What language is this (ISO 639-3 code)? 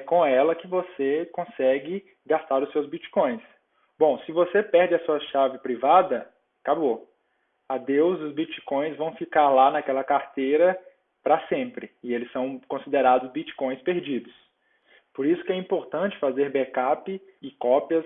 por